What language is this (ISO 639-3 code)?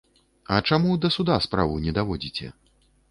bel